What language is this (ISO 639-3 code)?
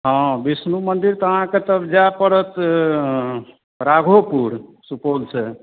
mai